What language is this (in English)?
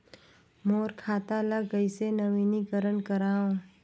Chhattisgarhi